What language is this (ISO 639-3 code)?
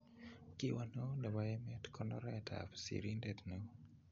kln